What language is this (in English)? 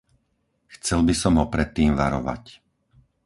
Slovak